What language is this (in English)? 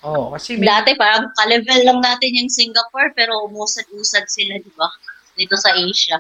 Filipino